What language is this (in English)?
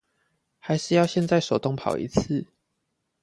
Chinese